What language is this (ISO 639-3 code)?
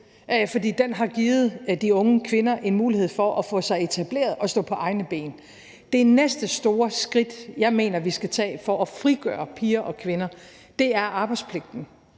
dan